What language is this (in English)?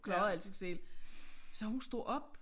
Danish